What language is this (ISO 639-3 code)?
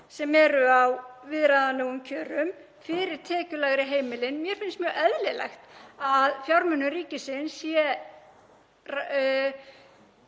isl